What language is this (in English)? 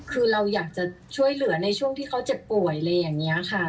Thai